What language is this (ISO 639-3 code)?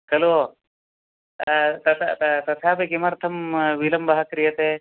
san